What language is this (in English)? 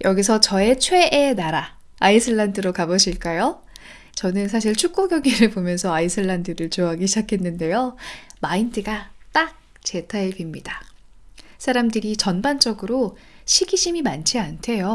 Korean